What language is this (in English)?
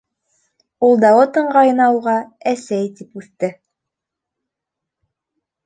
Bashkir